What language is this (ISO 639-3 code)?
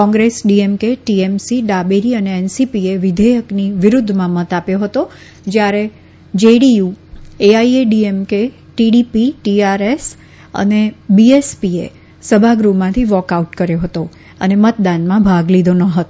guj